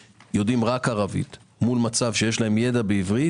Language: Hebrew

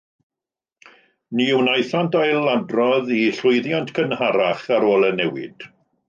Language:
Welsh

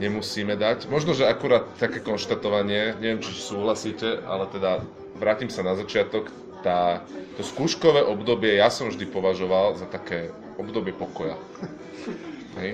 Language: Slovak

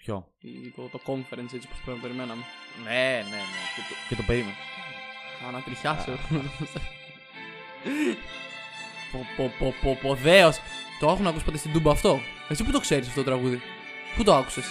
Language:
Greek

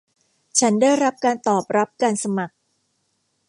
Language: Thai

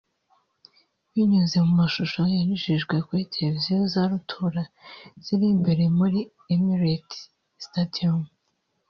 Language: Kinyarwanda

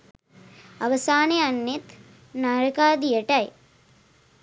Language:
Sinhala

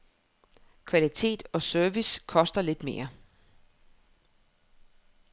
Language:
Danish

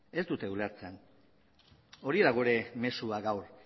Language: Basque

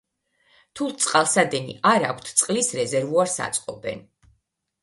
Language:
Georgian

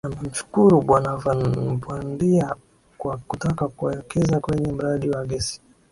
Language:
Swahili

